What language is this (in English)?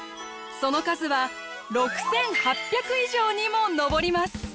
Japanese